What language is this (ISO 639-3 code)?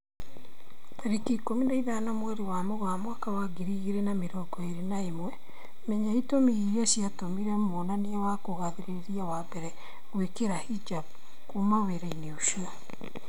kik